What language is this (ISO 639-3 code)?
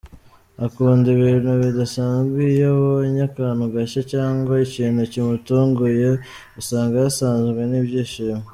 kin